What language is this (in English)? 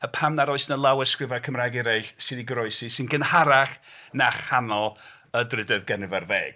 Welsh